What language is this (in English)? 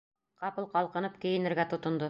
Bashkir